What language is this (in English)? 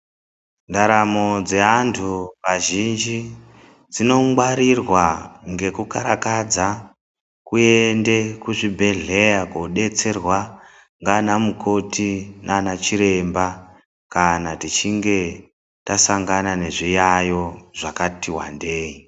Ndau